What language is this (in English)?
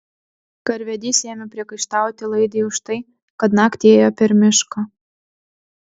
Lithuanian